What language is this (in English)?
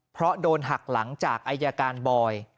Thai